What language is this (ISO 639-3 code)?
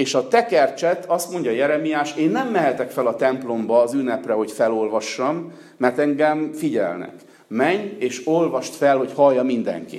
hun